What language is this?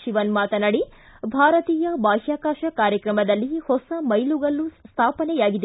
Kannada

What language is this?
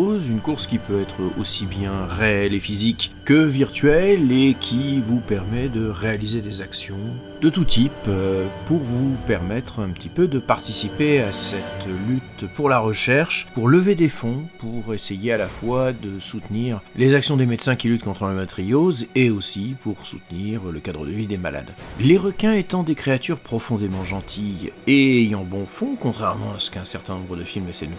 French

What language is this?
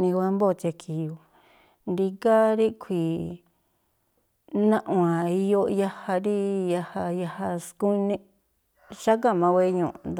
Tlacoapa Me'phaa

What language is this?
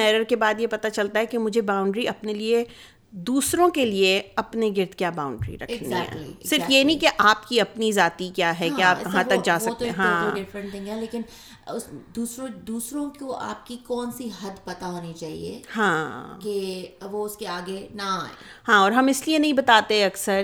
Urdu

